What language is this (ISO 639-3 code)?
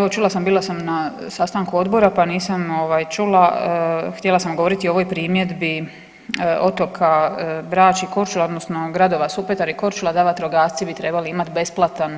hrv